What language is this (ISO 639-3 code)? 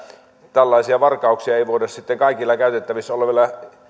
fin